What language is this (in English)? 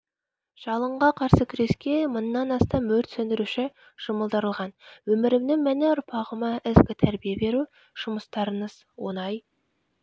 Kazakh